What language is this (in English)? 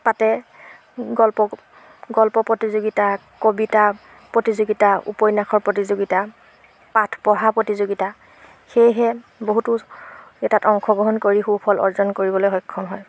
Assamese